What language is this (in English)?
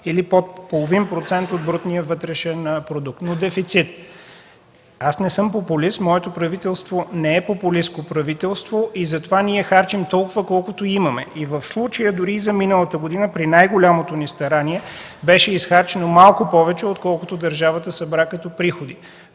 Bulgarian